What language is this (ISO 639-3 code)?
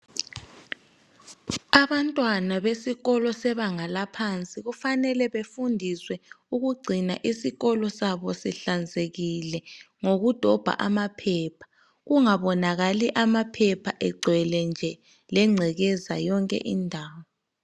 nde